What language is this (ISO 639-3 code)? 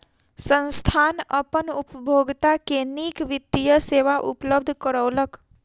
mai